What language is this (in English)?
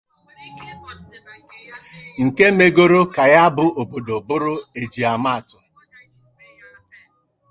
Igbo